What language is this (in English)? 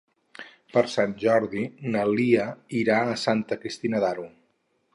Catalan